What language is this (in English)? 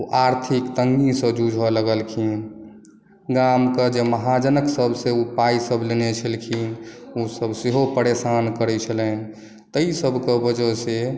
Maithili